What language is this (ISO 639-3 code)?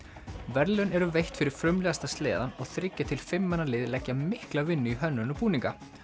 isl